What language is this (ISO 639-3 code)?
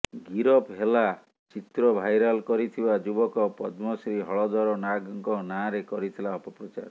ori